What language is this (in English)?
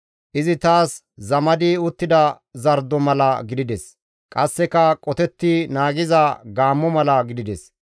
Gamo